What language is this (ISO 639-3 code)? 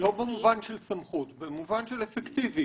heb